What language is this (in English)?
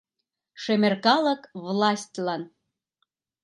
Mari